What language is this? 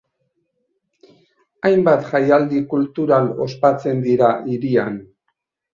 Basque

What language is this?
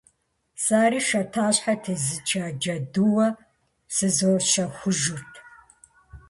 Kabardian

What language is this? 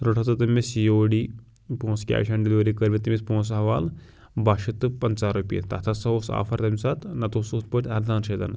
Kashmiri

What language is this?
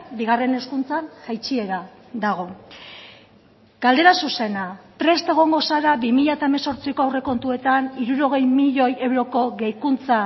Basque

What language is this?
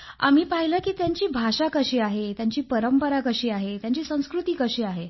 Marathi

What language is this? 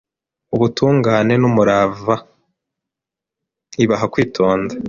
Kinyarwanda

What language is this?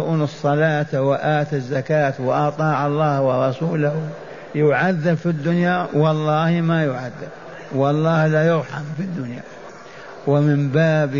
Arabic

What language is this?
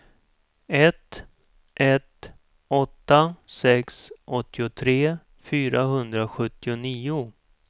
Swedish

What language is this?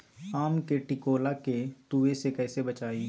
Magahi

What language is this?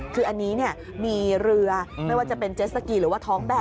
Thai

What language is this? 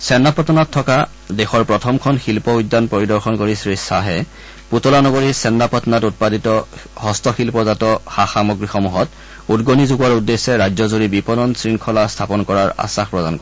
Assamese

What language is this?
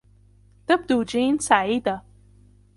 Arabic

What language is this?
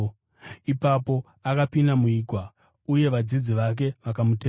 Shona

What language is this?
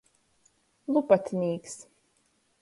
Latgalian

